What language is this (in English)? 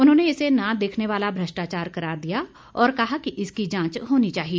Hindi